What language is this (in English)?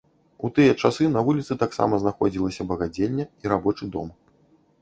Belarusian